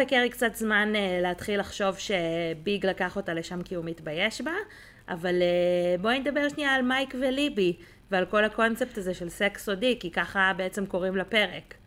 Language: Hebrew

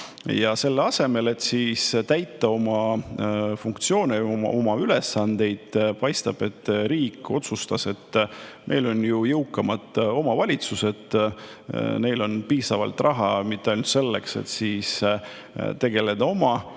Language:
Estonian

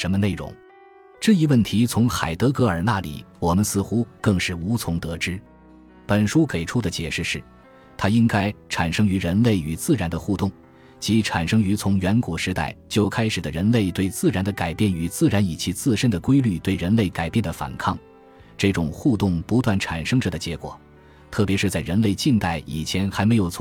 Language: Chinese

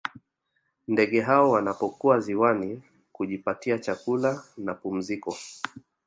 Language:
Swahili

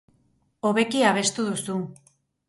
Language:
Basque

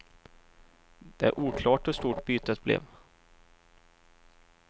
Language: Swedish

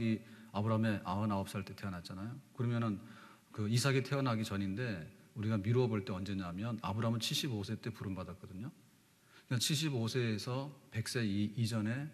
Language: Korean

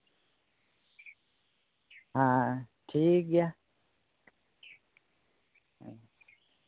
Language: Santali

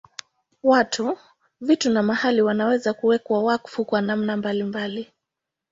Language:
Swahili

